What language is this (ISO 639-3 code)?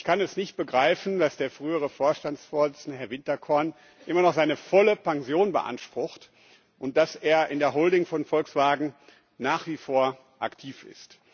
deu